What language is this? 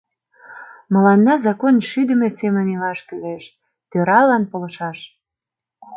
Mari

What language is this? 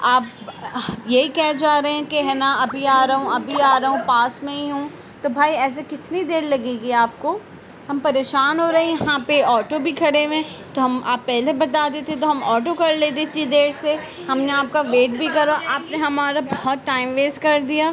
Urdu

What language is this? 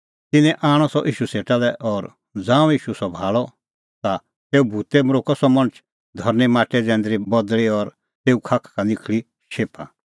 Kullu Pahari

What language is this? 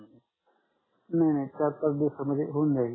Marathi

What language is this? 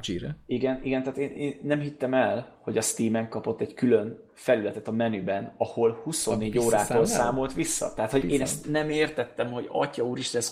Hungarian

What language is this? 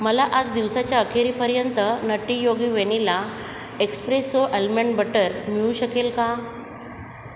Marathi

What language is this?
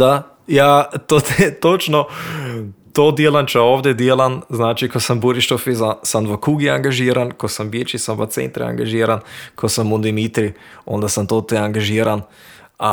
Croatian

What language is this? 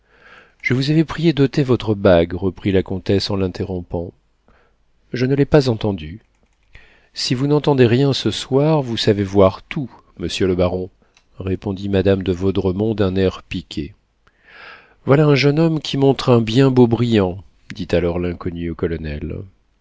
French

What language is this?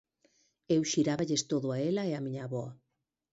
Galician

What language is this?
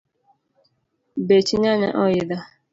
Luo (Kenya and Tanzania)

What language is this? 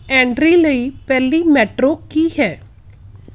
Punjabi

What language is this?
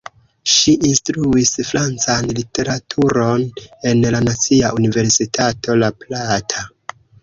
Esperanto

